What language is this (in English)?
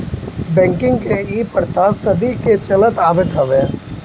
Bhojpuri